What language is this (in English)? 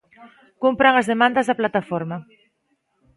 Galician